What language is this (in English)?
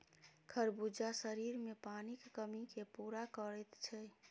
Maithili